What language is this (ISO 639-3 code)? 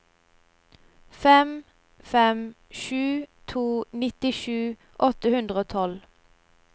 nor